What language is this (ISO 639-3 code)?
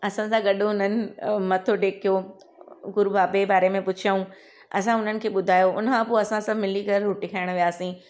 snd